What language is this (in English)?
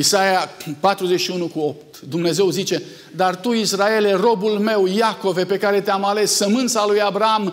Romanian